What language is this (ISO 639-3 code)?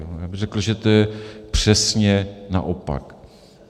ces